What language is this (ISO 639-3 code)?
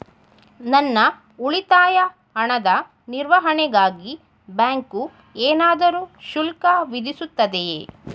kan